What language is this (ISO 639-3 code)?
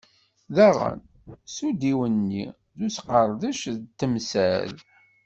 kab